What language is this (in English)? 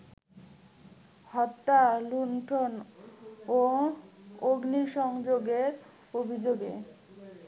Bangla